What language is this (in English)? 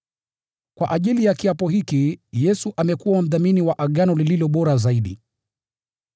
Swahili